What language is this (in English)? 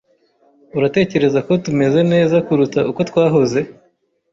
Kinyarwanda